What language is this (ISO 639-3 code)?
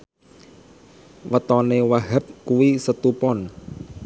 jav